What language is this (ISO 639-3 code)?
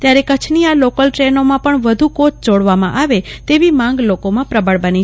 guj